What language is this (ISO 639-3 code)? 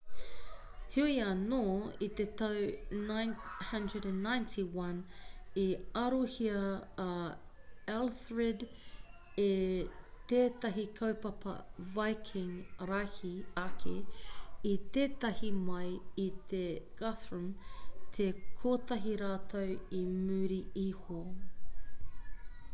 mri